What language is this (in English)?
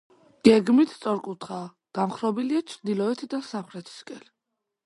Georgian